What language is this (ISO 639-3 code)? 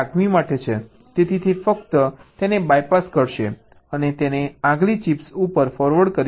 guj